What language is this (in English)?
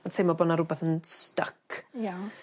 Welsh